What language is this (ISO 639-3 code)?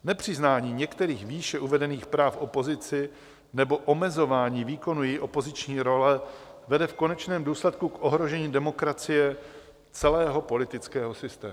ces